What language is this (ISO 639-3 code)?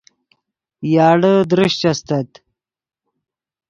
ydg